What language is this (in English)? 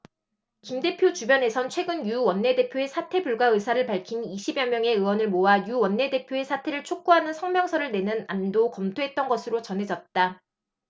Korean